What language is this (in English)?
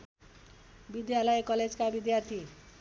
Nepali